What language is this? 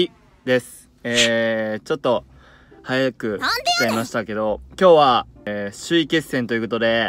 Japanese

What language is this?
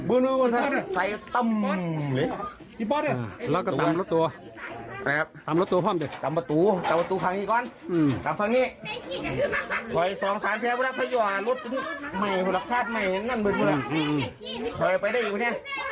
Thai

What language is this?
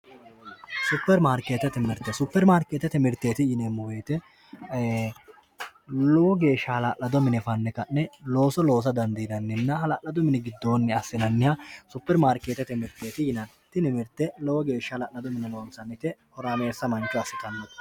Sidamo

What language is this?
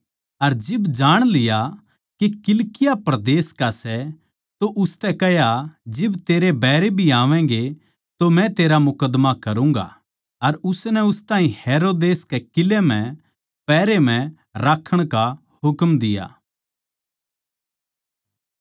Haryanvi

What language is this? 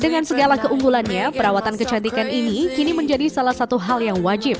Indonesian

